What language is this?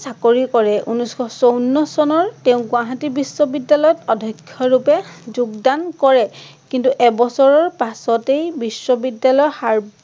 Assamese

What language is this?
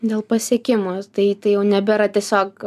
Lithuanian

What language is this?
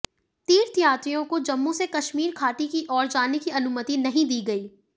Hindi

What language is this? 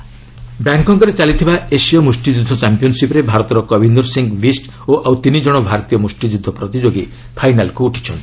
Odia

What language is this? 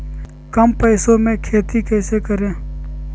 Magahi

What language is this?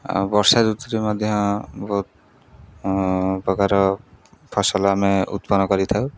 Odia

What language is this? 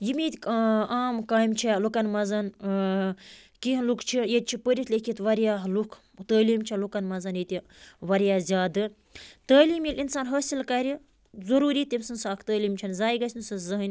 Kashmiri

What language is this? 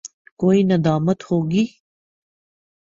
Urdu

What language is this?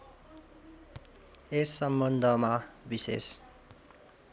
Nepali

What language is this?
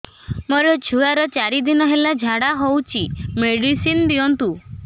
Odia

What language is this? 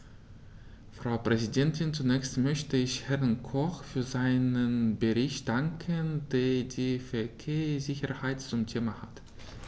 German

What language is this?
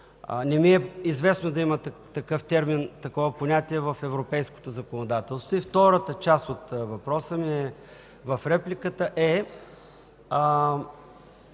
Bulgarian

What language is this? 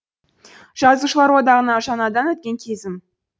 Kazakh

